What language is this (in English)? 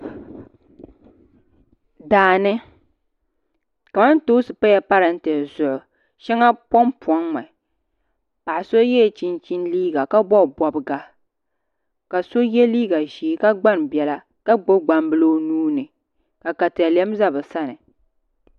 Dagbani